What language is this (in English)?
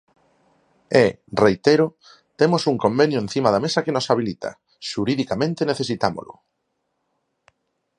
Galician